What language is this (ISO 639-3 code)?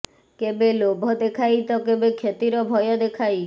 ori